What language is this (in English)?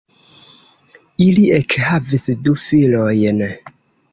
Esperanto